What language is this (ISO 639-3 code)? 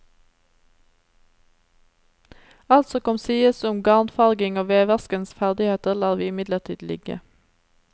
nor